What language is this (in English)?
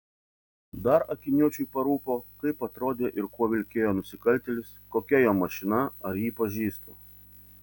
Lithuanian